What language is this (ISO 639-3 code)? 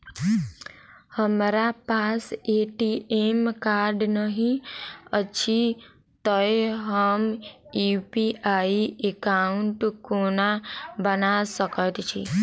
mai